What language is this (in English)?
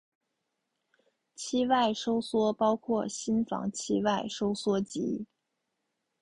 Chinese